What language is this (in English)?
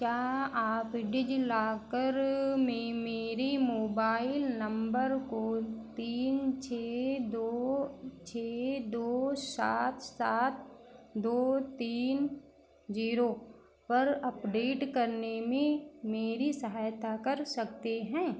Hindi